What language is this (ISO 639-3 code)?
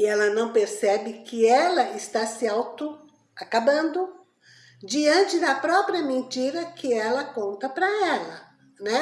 por